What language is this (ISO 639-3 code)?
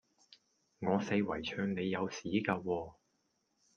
yue